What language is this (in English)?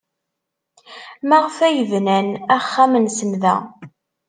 Kabyle